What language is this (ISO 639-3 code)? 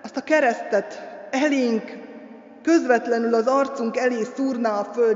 hun